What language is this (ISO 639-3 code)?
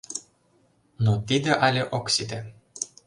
chm